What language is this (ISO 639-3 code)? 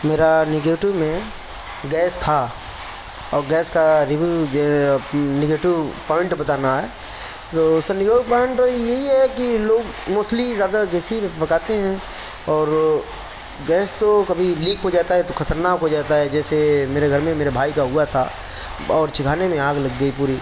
urd